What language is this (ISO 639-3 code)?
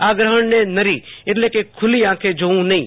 guj